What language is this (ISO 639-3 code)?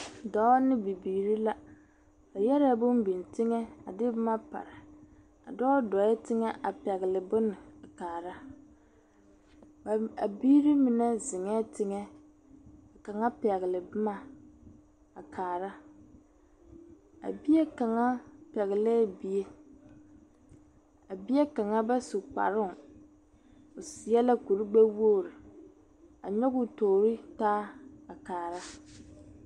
dga